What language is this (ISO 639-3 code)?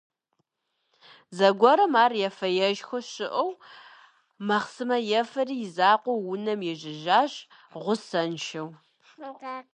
kbd